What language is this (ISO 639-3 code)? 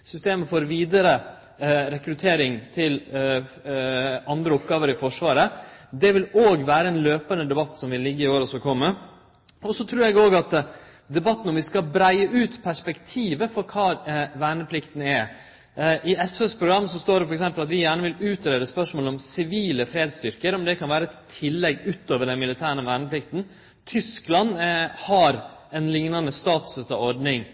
nno